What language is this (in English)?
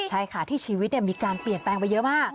Thai